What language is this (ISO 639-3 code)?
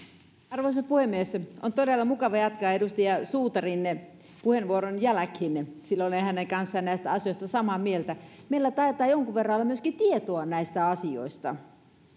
fin